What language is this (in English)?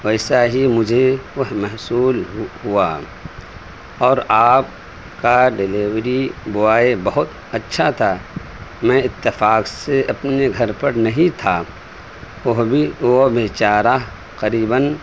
Urdu